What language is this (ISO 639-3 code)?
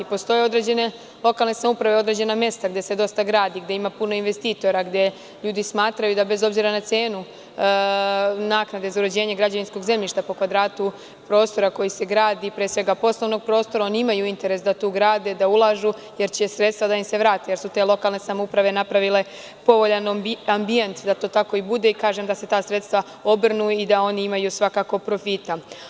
srp